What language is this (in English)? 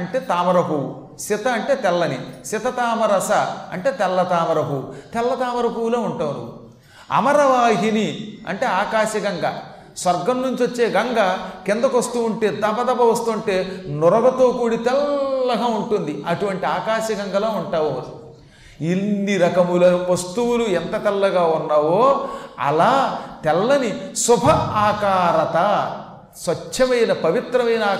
Telugu